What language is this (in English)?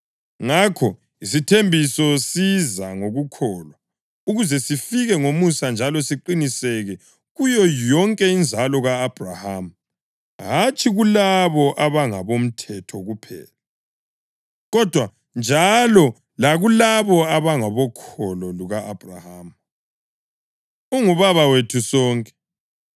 North Ndebele